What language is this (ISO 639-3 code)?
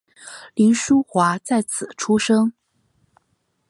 zho